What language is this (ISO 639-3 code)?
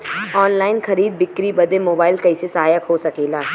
bho